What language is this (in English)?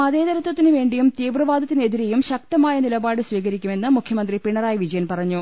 Malayalam